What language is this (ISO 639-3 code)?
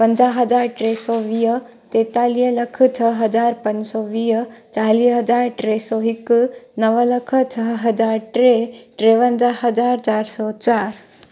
snd